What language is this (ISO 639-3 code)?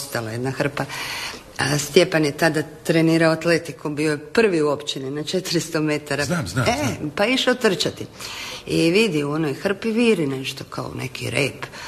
hrv